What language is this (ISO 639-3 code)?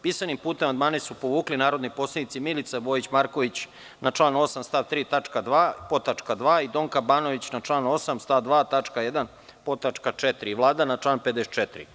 srp